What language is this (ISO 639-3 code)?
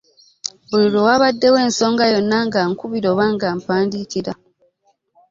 lug